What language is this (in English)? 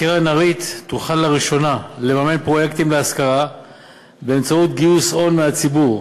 Hebrew